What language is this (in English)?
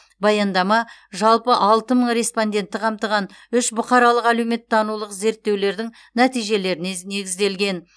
Kazakh